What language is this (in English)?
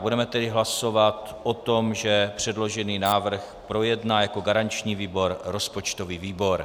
Czech